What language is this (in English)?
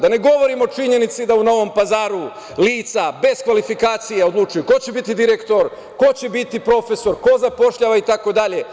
Serbian